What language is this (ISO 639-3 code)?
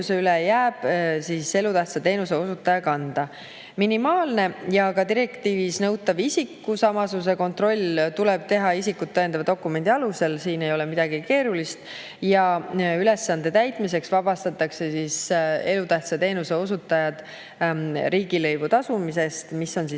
est